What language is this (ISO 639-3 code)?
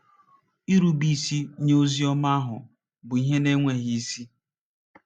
ibo